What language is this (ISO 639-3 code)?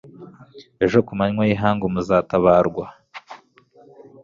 kin